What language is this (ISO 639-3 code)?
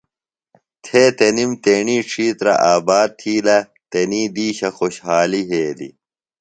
phl